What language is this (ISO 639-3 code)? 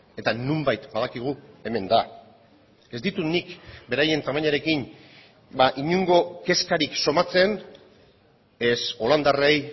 eus